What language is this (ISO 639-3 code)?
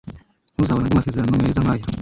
kin